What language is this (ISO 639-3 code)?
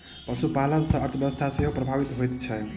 mai